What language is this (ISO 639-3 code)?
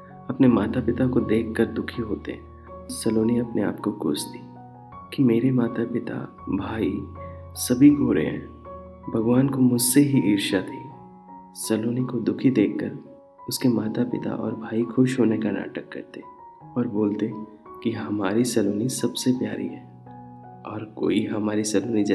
hin